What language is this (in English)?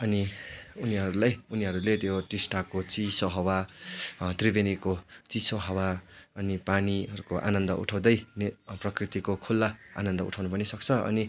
Nepali